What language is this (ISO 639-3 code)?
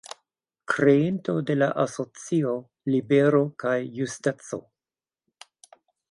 epo